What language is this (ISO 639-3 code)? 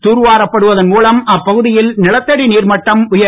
tam